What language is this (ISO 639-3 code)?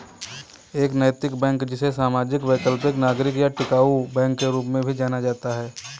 hin